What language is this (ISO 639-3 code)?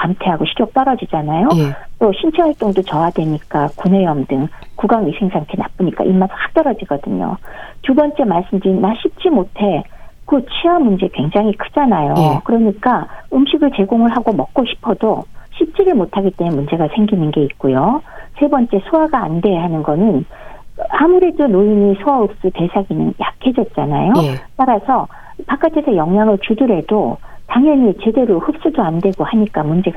kor